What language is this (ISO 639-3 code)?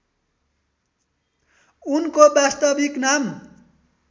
nep